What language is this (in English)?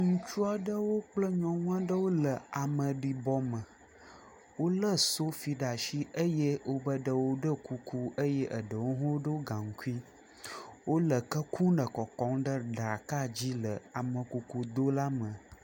Ewe